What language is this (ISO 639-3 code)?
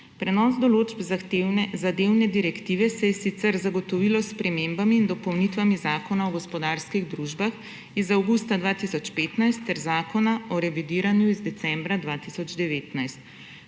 slv